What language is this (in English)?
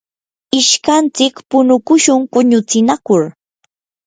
Yanahuanca Pasco Quechua